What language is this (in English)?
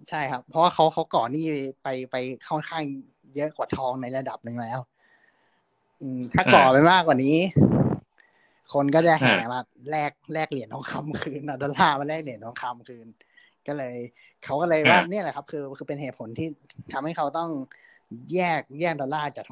Thai